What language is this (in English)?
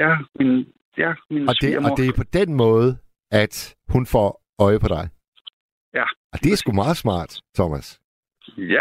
Danish